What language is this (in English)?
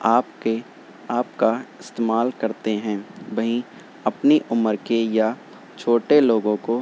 Urdu